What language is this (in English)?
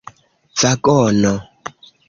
Esperanto